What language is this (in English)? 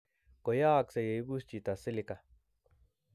Kalenjin